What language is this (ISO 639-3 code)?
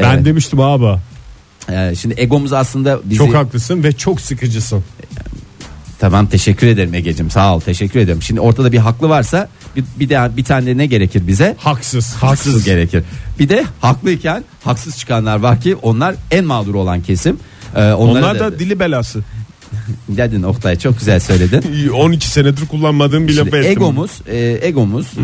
tur